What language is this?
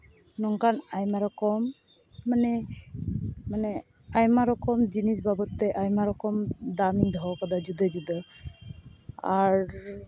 Santali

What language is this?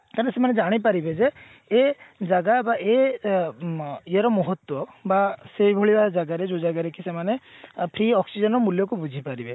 Odia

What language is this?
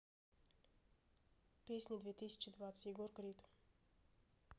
Russian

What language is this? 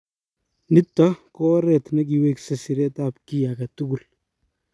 Kalenjin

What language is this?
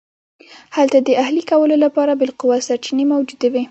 Pashto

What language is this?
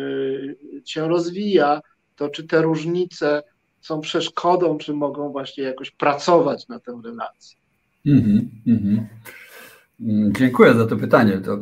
Polish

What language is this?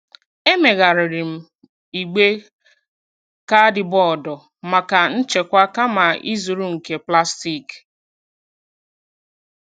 Igbo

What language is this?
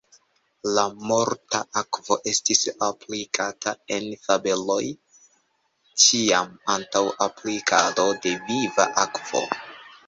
Esperanto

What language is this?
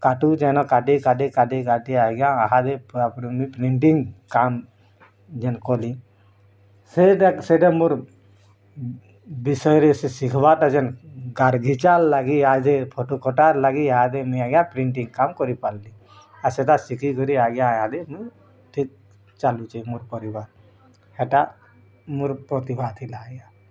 Odia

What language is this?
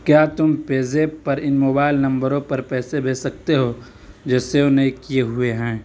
Urdu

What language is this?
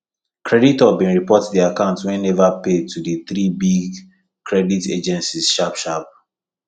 Nigerian Pidgin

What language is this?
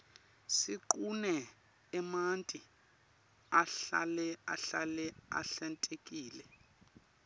Swati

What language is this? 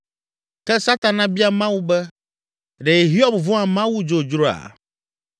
Ewe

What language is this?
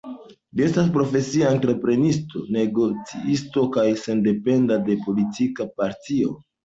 Esperanto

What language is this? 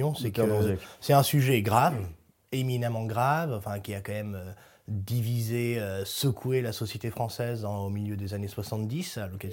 French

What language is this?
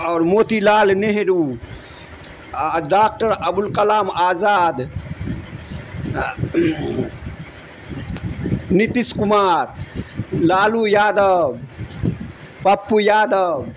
Urdu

